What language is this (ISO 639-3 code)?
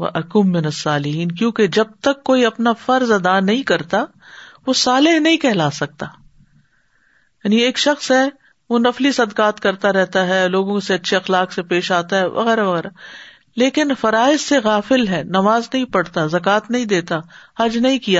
urd